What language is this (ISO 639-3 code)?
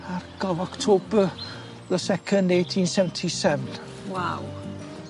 cym